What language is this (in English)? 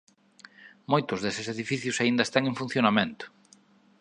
Galician